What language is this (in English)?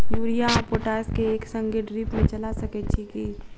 Maithili